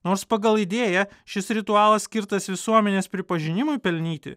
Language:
Lithuanian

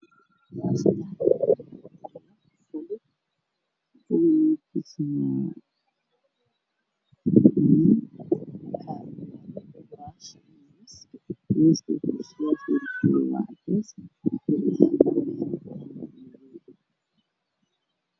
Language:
Somali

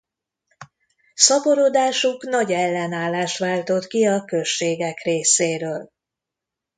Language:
Hungarian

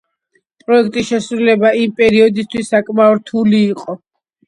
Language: Georgian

